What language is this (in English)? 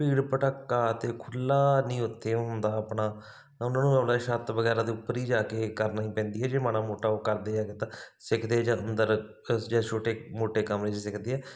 Punjabi